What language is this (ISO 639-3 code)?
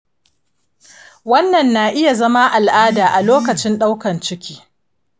hau